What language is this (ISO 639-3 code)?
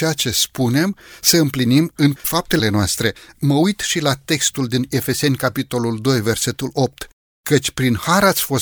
ron